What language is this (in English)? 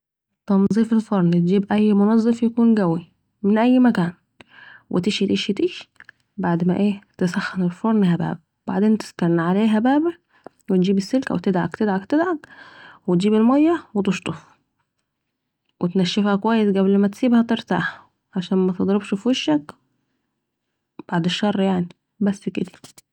Saidi Arabic